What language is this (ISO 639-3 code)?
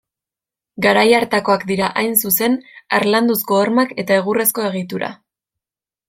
eus